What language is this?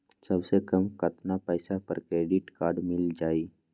Magahi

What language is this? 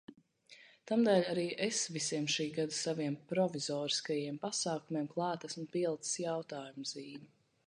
Latvian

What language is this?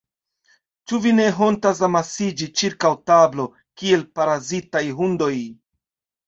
Esperanto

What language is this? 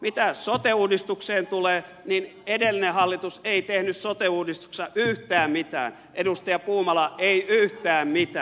Finnish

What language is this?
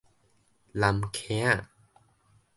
Min Nan Chinese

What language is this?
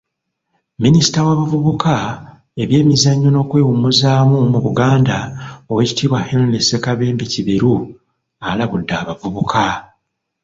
Ganda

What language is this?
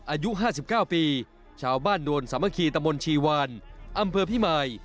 Thai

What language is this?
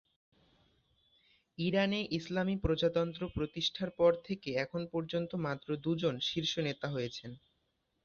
Bangla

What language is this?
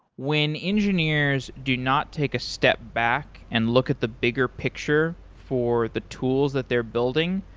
English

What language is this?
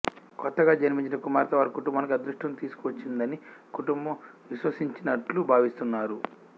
Telugu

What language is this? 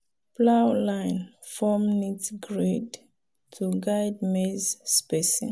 Nigerian Pidgin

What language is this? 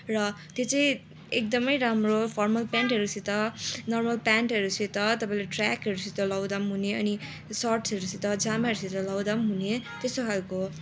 Nepali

